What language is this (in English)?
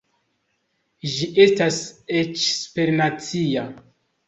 Esperanto